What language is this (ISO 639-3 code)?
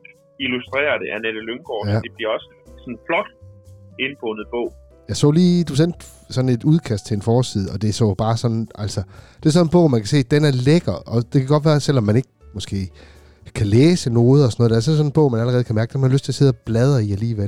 dan